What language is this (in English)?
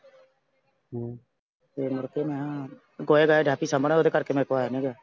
Punjabi